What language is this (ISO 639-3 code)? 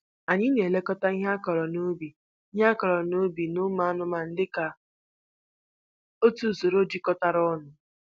ibo